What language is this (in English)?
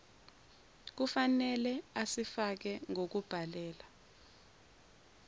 Zulu